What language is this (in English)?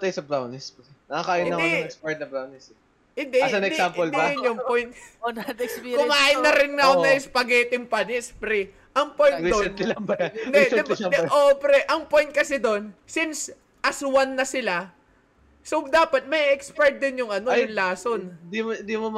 Filipino